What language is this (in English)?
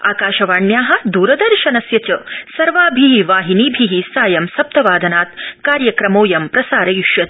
Sanskrit